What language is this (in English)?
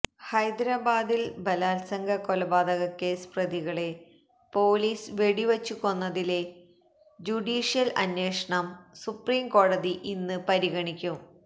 Malayalam